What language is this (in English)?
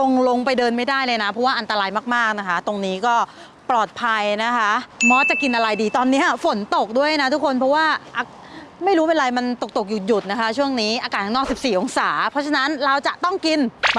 Thai